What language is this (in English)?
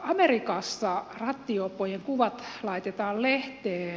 Finnish